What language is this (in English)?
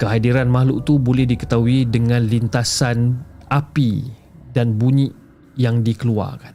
Malay